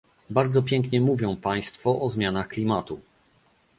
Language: Polish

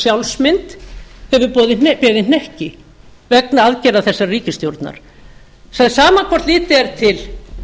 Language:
Icelandic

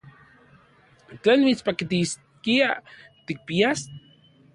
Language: Central Puebla Nahuatl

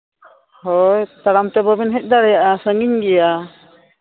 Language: Santali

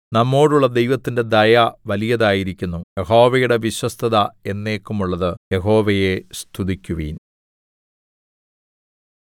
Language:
Malayalam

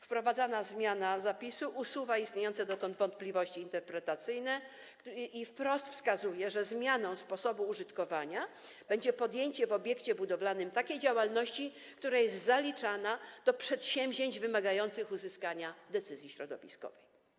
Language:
Polish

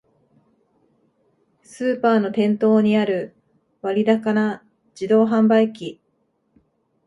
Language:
Japanese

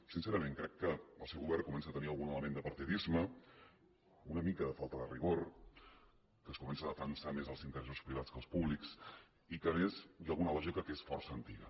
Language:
Catalan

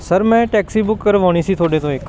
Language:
Punjabi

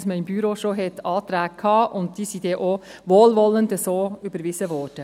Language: Swiss German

